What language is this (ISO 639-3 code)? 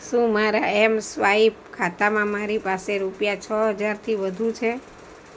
guj